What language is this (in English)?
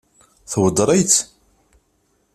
Kabyle